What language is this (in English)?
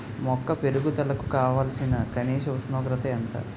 Telugu